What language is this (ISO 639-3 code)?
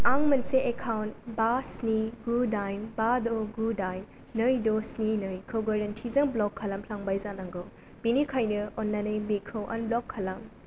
brx